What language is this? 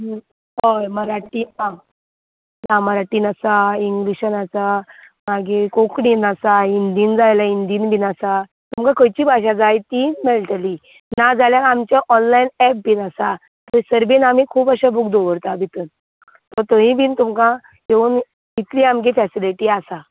Konkani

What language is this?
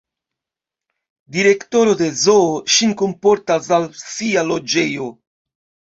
Esperanto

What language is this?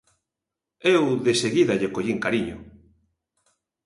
Galician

